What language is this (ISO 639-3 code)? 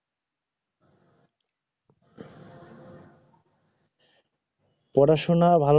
ben